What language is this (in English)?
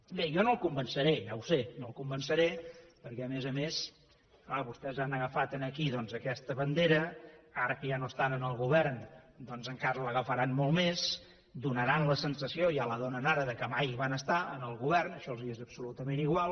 Catalan